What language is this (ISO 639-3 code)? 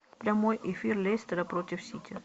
rus